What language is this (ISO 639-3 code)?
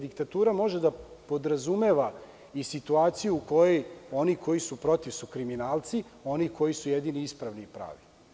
srp